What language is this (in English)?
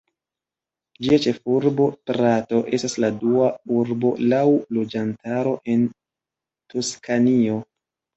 Esperanto